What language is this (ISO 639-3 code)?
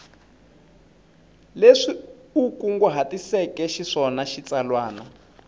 tso